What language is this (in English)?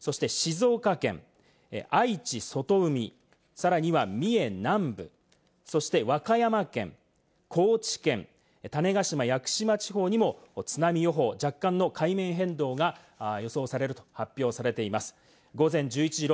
Japanese